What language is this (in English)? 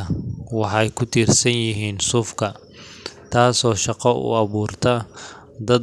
Somali